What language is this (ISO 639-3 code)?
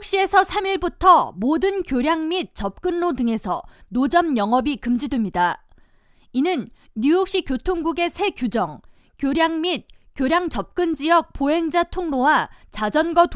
kor